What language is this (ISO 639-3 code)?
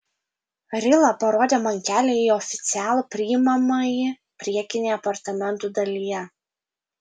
lit